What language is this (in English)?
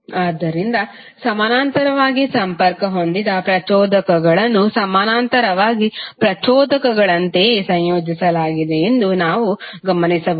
Kannada